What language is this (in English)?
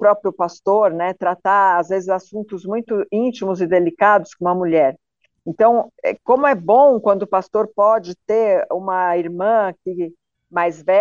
Portuguese